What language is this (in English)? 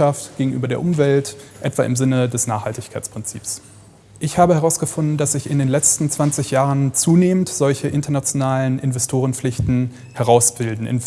German